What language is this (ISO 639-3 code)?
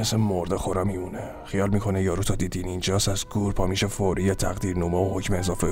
fas